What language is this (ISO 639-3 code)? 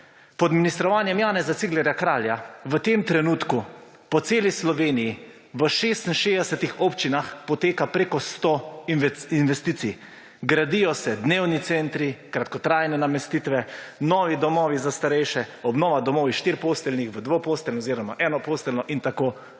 slv